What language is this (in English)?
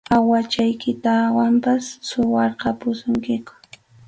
Arequipa-La Unión Quechua